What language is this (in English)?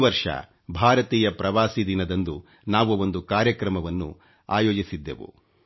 Kannada